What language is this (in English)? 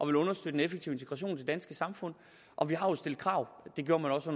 Danish